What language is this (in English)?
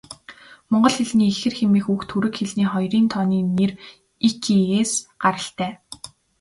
Mongolian